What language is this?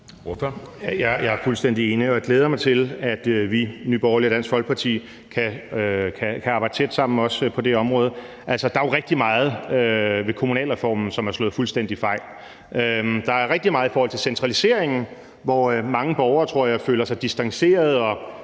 Danish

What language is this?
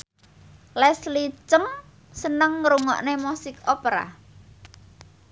Javanese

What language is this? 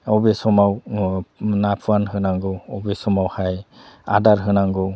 Bodo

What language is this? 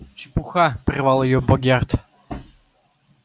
Russian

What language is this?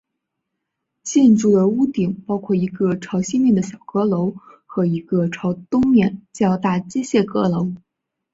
Chinese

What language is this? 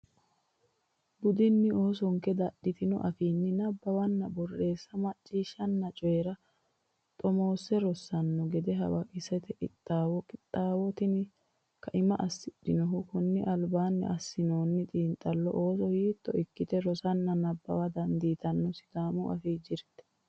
Sidamo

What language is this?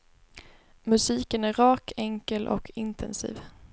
Swedish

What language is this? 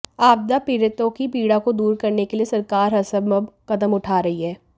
Hindi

